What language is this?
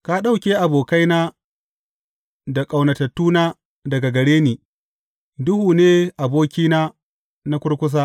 Hausa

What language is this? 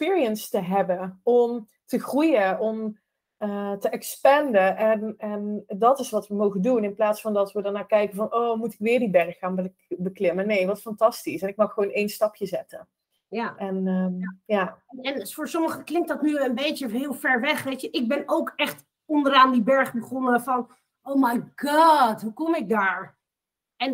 Dutch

